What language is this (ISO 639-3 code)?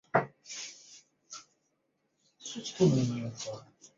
zho